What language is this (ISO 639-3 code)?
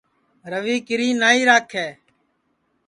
ssi